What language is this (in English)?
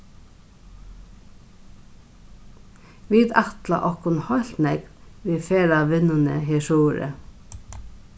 Faroese